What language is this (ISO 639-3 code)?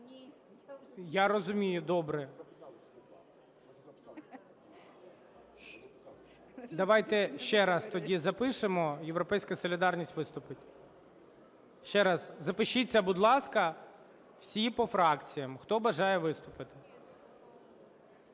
ukr